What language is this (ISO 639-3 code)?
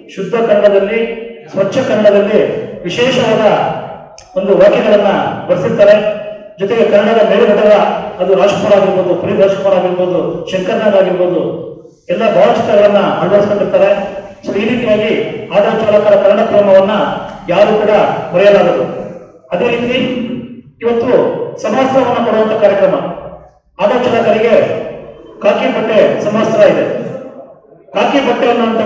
ind